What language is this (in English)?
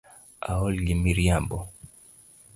Luo (Kenya and Tanzania)